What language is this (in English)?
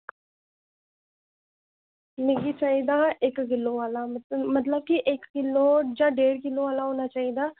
Dogri